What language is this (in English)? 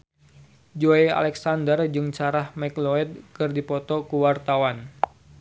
Sundanese